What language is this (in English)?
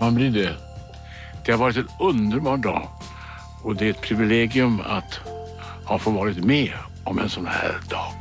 Swedish